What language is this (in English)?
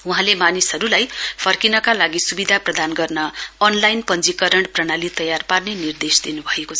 Nepali